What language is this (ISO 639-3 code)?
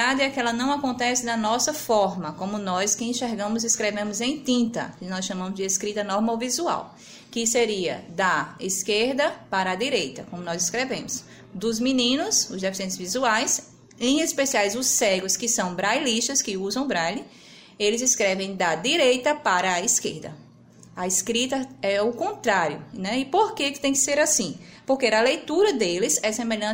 por